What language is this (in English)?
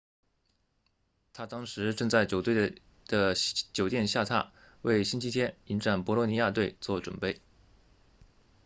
Chinese